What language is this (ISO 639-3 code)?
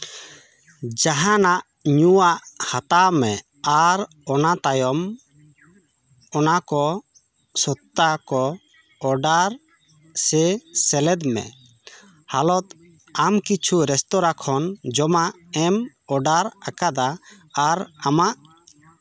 sat